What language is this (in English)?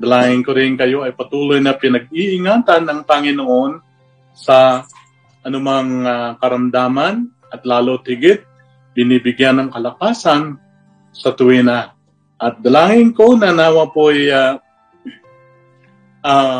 Filipino